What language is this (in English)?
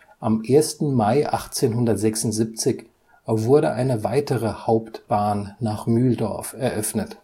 German